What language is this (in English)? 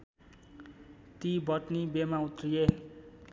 Nepali